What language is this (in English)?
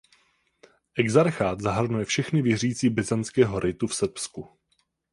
Czech